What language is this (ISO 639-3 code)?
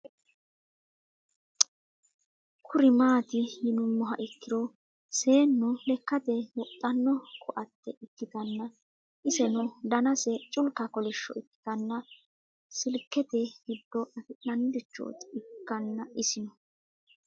sid